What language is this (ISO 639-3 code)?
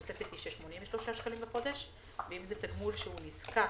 heb